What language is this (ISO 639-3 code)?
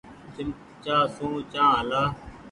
gig